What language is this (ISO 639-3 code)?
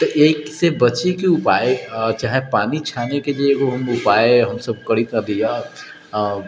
mai